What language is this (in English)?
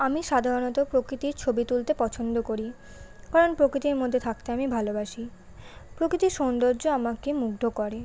Bangla